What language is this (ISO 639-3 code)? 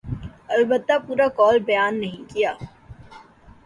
urd